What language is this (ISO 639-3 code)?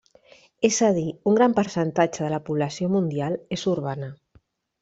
cat